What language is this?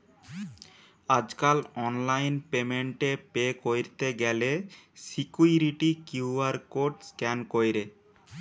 Bangla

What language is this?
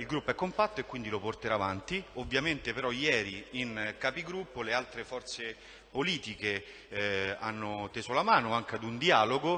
Italian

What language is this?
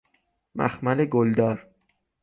Persian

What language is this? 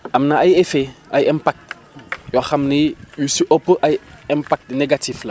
Wolof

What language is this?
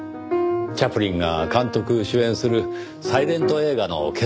Japanese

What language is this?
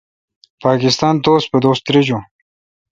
Kalkoti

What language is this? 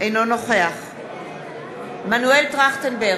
Hebrew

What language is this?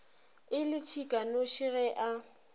Northern Sotho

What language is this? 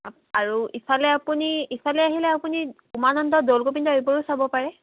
Assamese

